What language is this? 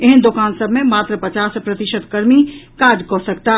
Maithili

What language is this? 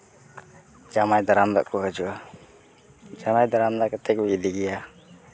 Santali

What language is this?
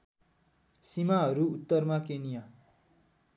Nepali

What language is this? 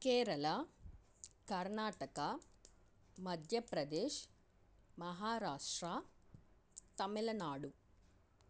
Telugu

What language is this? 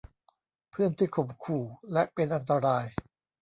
Thai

